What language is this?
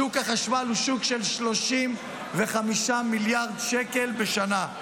Hebrew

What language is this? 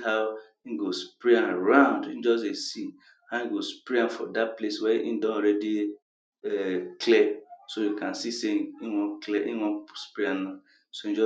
Nigerian Pidgin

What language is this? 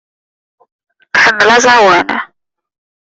Kabyle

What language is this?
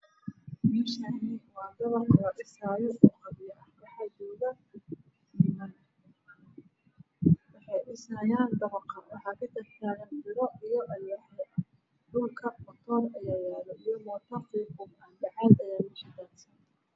Somali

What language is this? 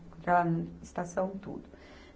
Portuguese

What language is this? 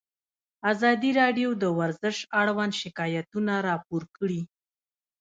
Pashto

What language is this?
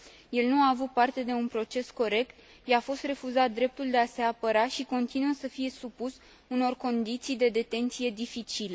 Romanian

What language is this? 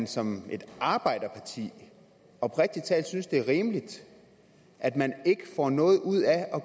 Danish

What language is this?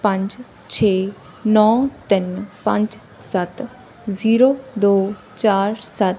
Punjabi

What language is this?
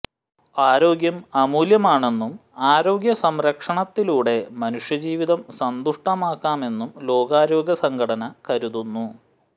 Malayalam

